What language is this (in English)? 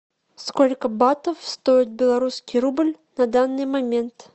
Russian